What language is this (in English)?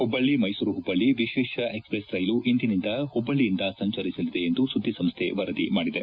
Kannada